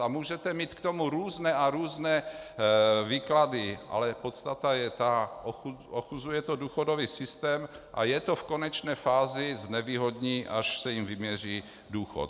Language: Czech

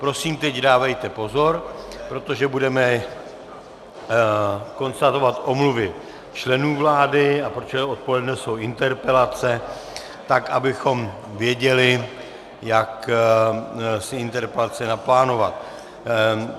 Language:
Czech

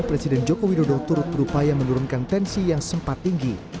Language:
Indonesian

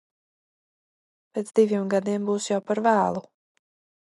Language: Latvian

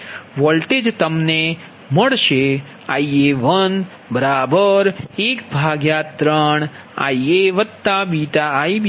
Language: Gujarati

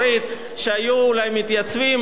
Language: Hebrew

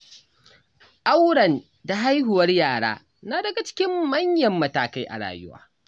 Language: Hausa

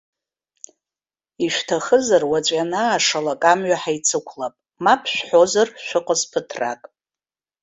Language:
Abkhazian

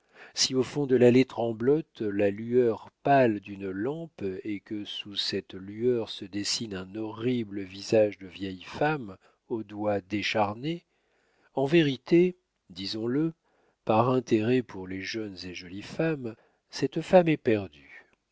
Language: French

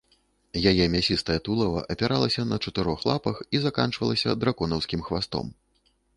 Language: Belarusian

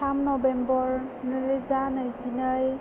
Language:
Bodo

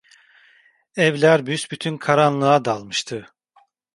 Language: Turkish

